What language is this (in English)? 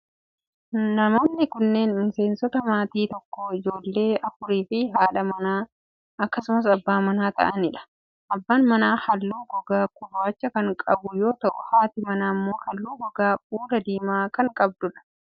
Oromo